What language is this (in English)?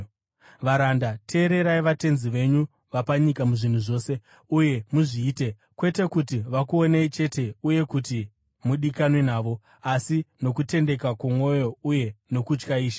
Shona